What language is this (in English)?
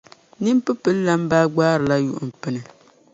Dagbani